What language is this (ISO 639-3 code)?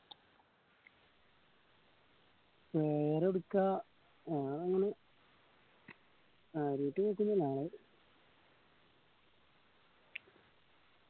mal